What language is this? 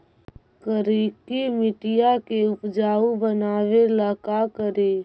Magahi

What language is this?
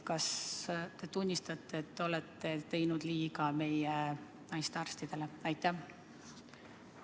Estonian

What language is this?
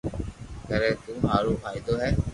Loarki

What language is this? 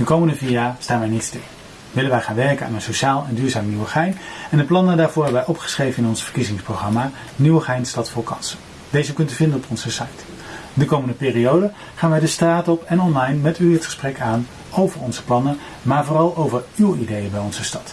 Dutch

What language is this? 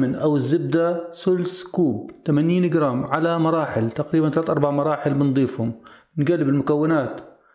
Arabic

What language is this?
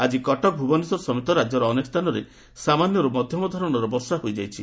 Odia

